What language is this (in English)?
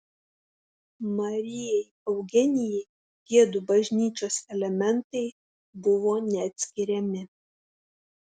Lithuanian